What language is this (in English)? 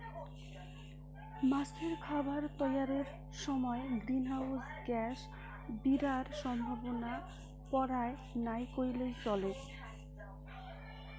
Bangla